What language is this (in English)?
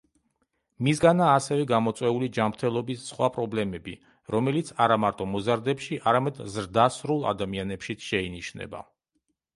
Georgian